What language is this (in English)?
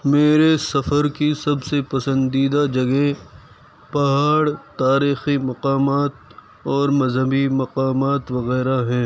Urdu